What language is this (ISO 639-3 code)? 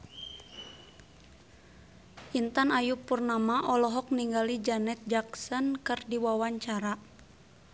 sun